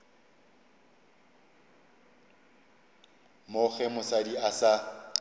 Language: Northern Sotho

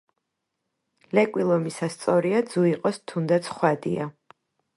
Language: Georgian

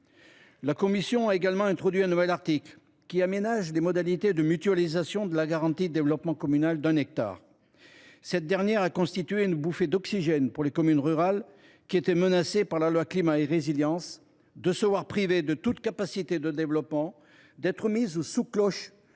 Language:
French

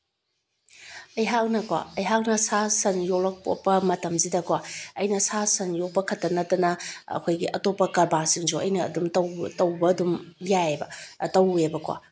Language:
Manipuri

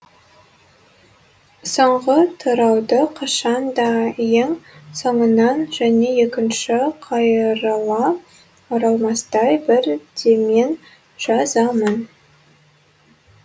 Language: Kazakh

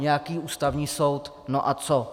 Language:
Czech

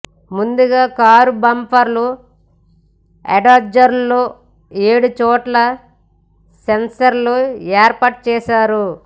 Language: Telugu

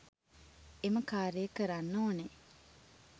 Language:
Sinhala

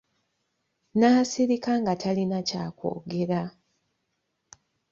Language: Ganda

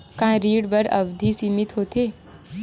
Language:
Chhattisgarhi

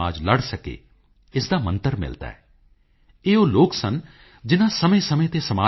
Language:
Punjabi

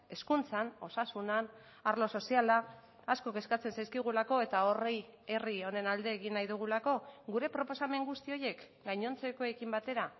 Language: Basque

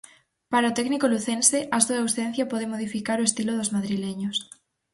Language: Galician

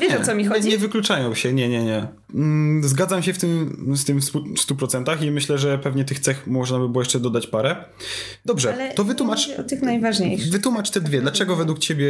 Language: Polish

